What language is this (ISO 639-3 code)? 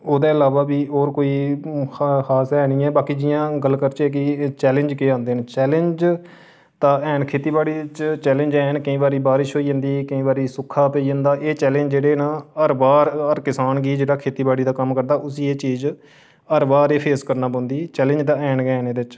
doi